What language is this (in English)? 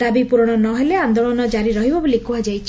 Odia